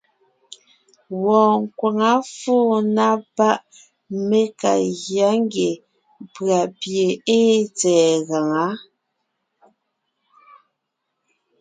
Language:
Ngiemboon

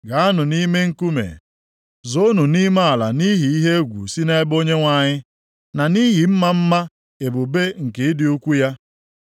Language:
Igbo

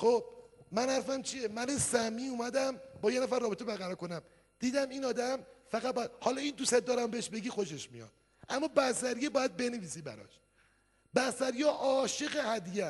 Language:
Persian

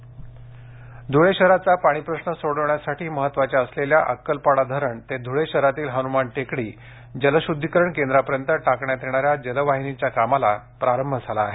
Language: Marathi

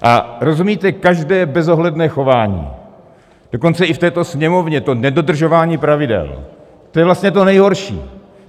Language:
Czech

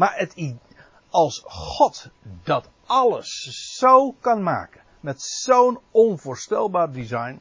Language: Dutch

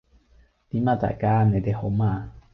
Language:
Cantonese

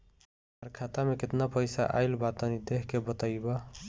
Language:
Bhojpuri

